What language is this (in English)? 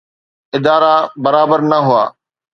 Sindhi